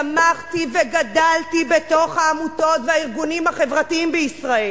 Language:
Hebrew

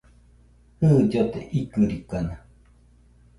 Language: Nüpode Huitoto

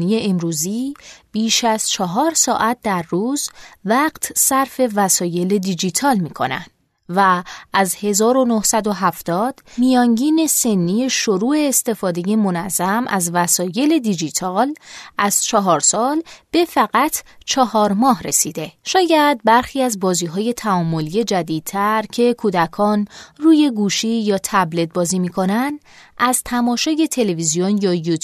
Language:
Persian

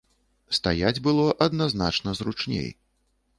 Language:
Belarusian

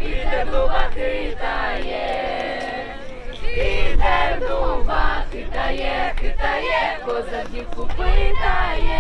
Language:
English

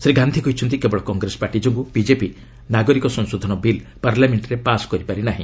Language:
Odia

